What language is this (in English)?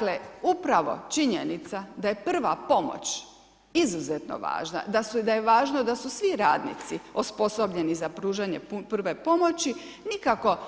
Croatian